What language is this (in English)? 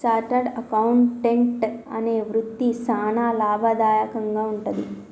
Telugu